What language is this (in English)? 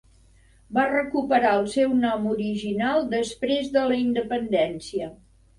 Catalan